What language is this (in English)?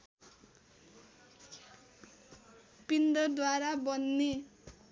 Nepali